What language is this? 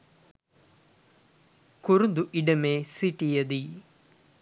Sinhala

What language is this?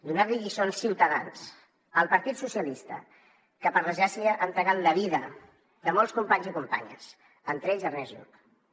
Catalan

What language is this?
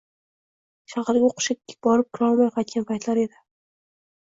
Uzbek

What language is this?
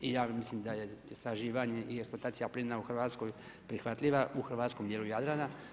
Croatian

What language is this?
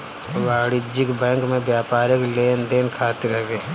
Bhojpuri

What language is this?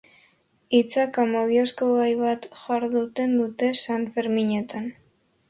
Basque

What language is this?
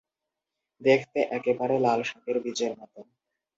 Bangla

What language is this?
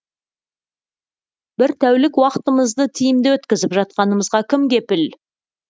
Kazakh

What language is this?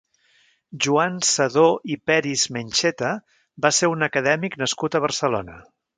Catalan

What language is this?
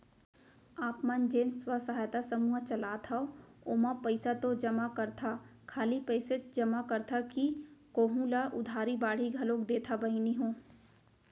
Chhattisgarhi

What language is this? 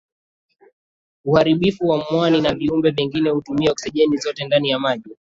Swahili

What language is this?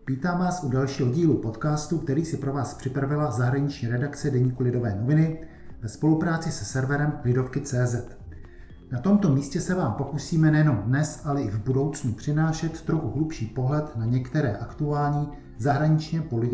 Czech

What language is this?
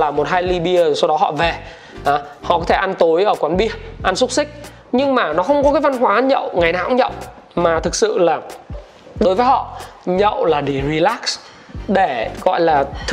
Vietnamese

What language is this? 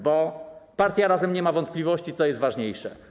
Polish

